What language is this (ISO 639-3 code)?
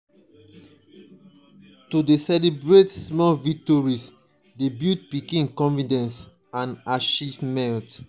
pcm